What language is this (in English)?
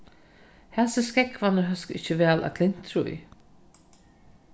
Faroese